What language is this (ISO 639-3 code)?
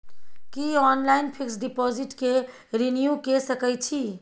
mai